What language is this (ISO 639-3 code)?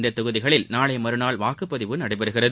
tam